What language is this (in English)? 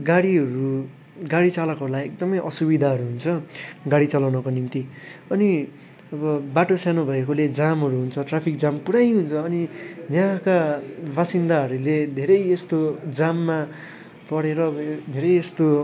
Nepali